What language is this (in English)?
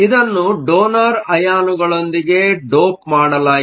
Kannada